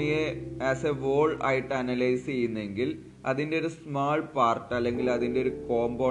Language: Malayalam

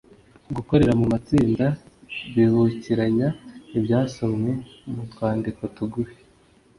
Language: Kinyarwanda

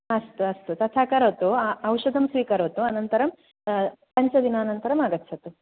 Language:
Sanskrit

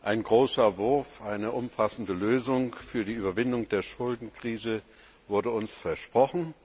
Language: German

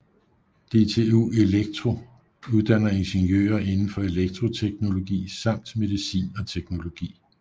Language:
Danish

